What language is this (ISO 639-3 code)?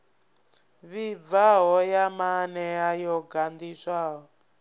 ven